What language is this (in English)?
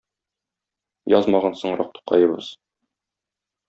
Tatar